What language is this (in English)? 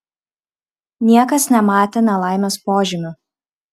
Lithuanian